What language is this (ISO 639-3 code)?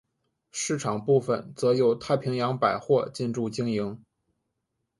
zho